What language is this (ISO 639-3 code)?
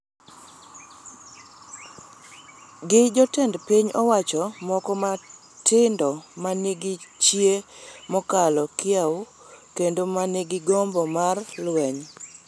luo